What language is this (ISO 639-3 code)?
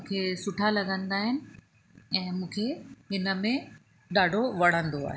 snd